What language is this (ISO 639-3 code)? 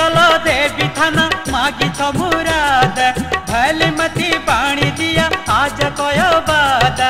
hin